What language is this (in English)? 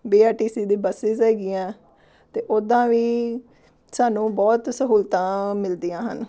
Punjabi